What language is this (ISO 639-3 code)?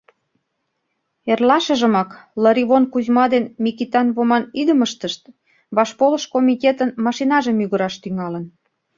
chm